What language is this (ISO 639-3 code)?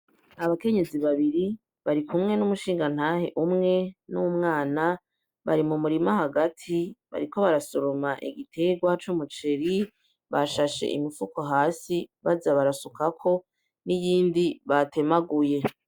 run